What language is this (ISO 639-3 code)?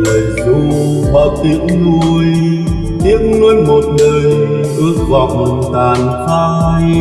vie